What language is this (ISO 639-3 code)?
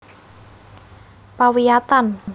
jav